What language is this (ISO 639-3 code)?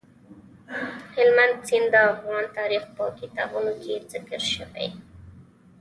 pus